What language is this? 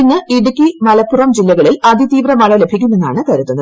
Malayalam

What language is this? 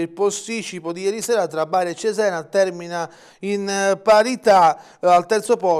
Italian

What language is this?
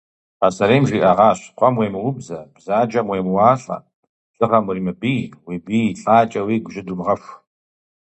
Kabardian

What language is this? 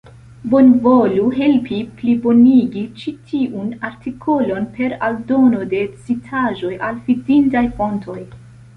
Esperanto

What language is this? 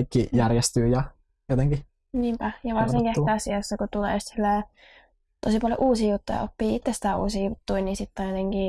Finnish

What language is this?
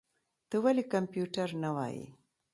Pashto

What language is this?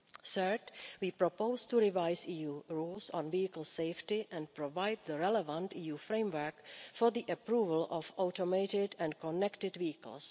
English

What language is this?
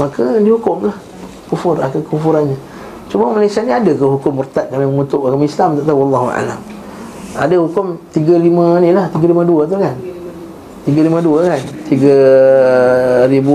Malay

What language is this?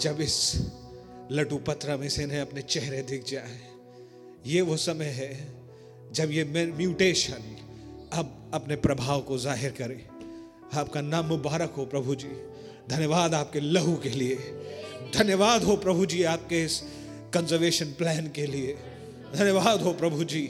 Hindi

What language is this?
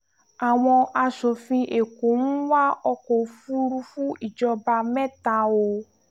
Yoruba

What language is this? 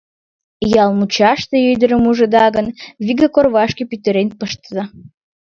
Mari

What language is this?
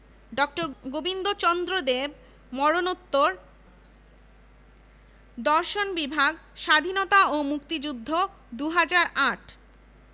Bangla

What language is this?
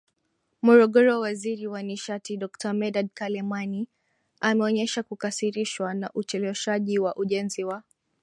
Swahili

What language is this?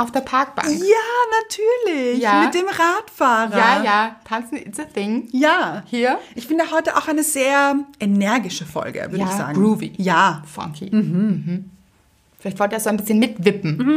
German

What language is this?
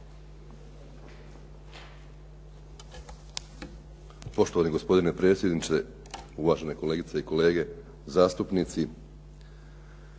Croatian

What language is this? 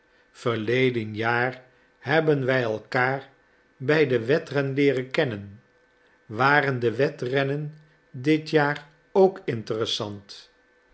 Dutch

